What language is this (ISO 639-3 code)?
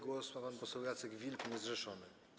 pol